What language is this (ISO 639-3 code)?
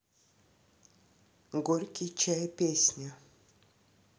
rus